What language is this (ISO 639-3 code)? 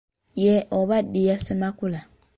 lug